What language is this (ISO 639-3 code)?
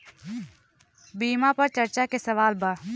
bho